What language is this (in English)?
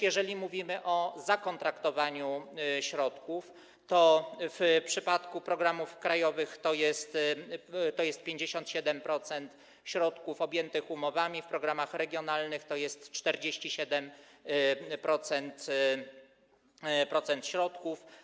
Polish